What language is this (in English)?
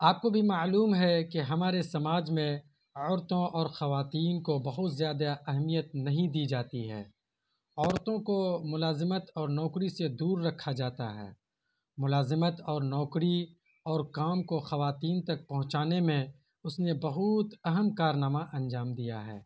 Urdu